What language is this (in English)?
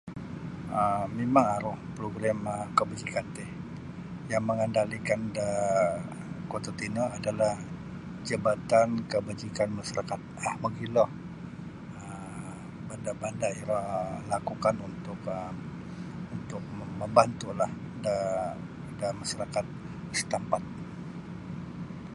Sabah Bisaya